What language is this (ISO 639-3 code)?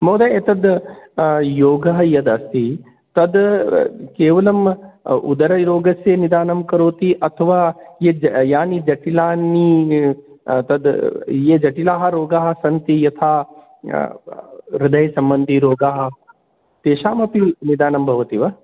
san